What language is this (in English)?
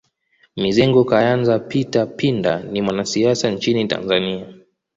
Swahili